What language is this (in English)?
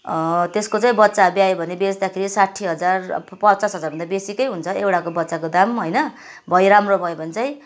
Nepali